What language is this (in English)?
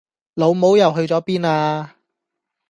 Cantonese